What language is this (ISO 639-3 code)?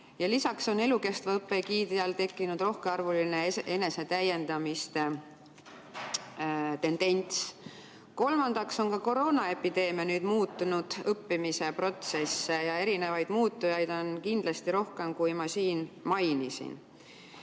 est